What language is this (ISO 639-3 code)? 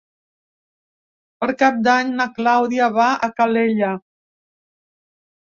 cat